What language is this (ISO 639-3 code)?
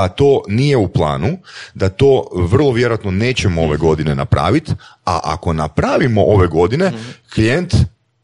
hrv